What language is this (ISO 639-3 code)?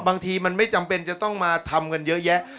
tha